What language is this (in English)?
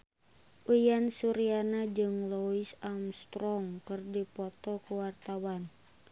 Sundanese